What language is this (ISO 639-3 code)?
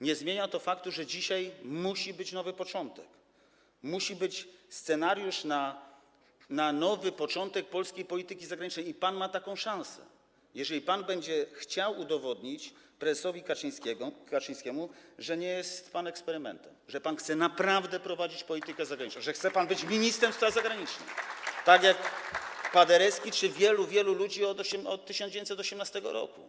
pol